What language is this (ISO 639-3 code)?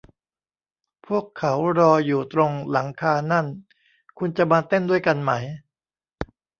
tha